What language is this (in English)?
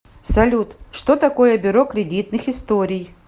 Russian